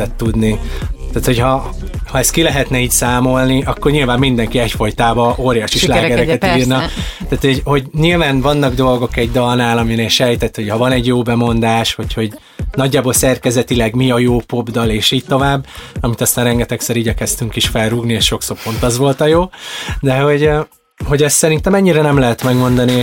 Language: Hungarian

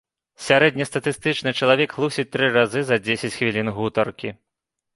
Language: Belarusian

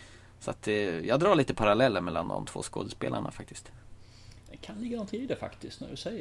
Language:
Swedish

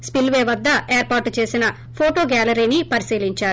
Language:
Telugu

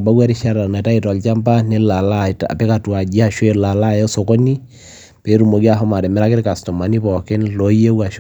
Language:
Masai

